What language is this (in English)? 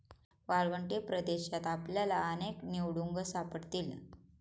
Marathi